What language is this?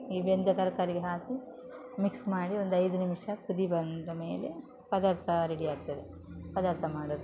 Kannada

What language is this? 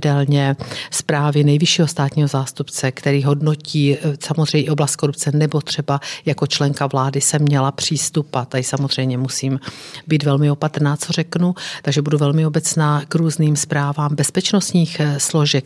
Czech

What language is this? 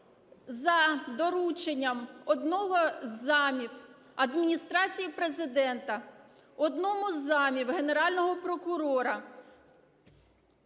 Ukrainian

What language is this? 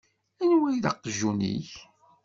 Kabyle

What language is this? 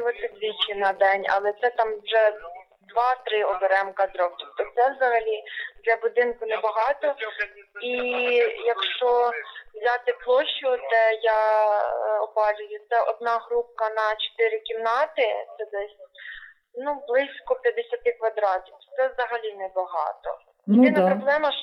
Ukrainian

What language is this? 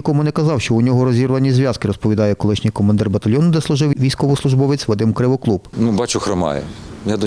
Ukrainian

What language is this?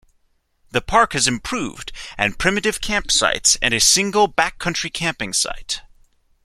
English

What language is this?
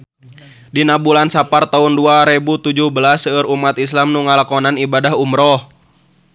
Sundanese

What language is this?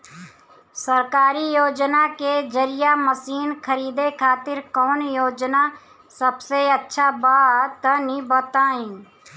Bhojpuri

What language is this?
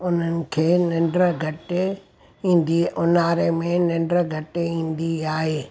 Sindhi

